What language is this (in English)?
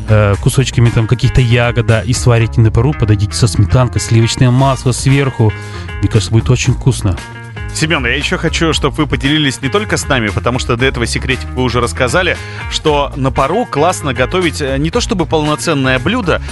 Russian